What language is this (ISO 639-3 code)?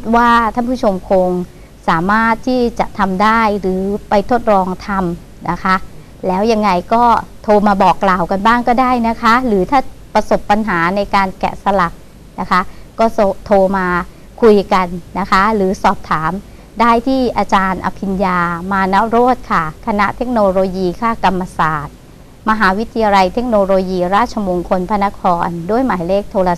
tha